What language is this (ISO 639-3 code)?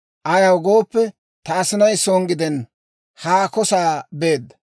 dwr